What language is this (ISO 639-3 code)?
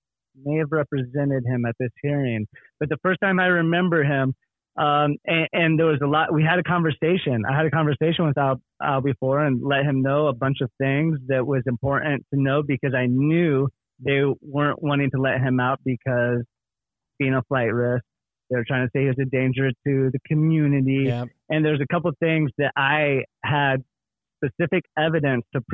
eng